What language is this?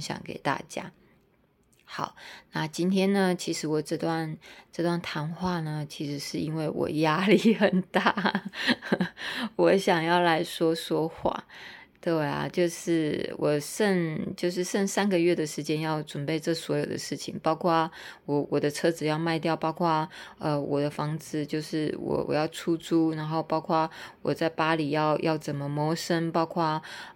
Chinese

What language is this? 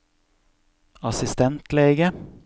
Norwegian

